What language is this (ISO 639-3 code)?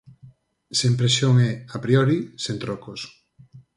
glg